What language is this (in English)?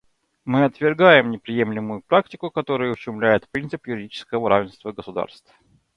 Russian